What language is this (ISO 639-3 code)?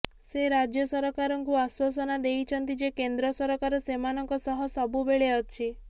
ori